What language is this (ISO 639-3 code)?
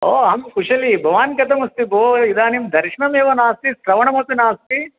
san